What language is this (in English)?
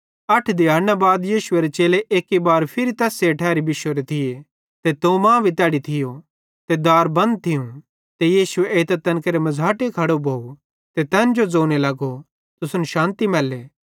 Bhadrawahi